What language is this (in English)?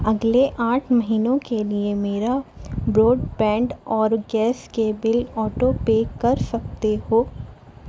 Urdu